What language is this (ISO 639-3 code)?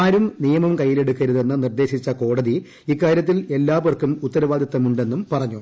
mal